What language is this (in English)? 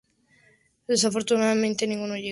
Spanish